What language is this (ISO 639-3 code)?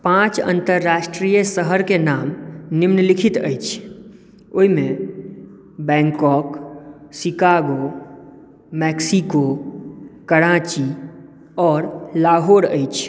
mai